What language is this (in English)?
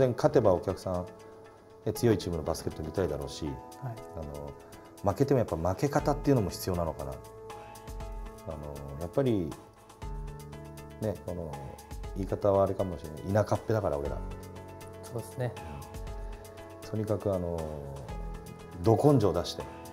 Japanese